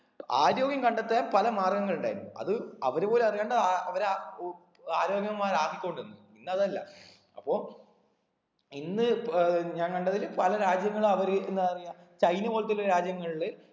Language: Malayalam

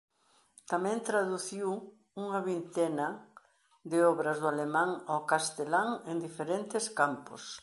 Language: Galician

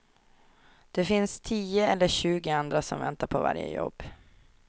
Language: Swedish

